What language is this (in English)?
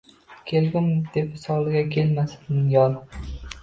Uzbek